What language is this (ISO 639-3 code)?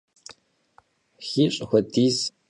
kbd